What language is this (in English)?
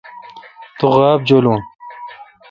Kalkoti